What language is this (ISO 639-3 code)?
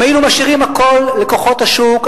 heb